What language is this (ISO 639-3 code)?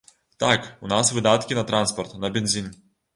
bel